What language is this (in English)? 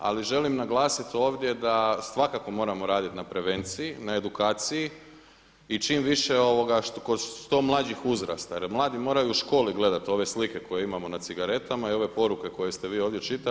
Croatian